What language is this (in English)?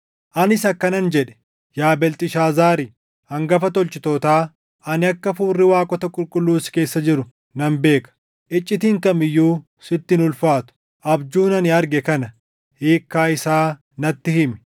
Oromo